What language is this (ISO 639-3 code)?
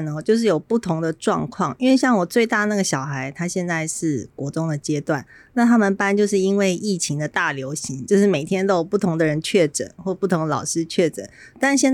zho